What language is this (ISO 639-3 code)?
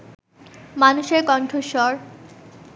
ben